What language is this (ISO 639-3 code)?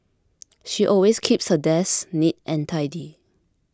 eng